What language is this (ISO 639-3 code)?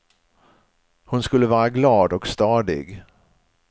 swe